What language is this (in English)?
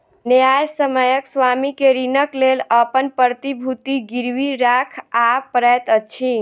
Maithili